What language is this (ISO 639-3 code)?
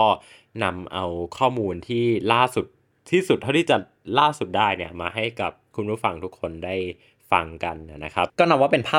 tha